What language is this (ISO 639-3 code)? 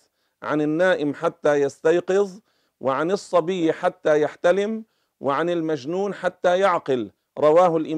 ara